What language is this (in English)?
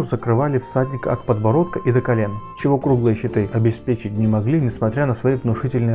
Russian